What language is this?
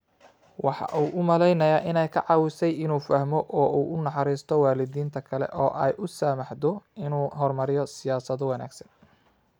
Somali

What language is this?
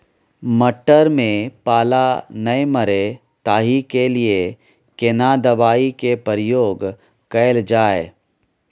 Maithili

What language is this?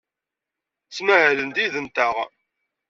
Kabyle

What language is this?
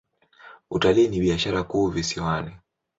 Swahili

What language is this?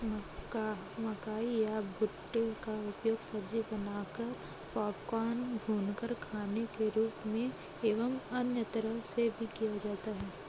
Hindi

